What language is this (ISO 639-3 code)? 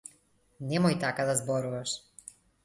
mkd